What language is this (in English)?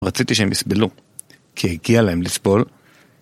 Hebrew